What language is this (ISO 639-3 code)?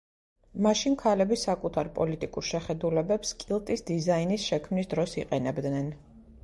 kat